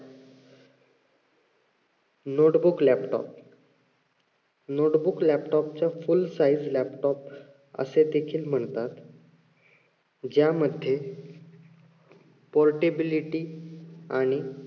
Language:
Marathi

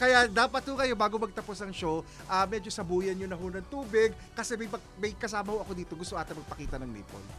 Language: Filipino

